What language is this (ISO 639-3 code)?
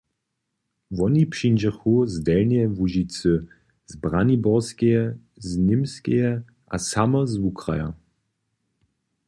hsb